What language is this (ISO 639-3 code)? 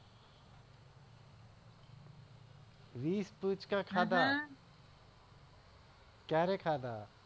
guj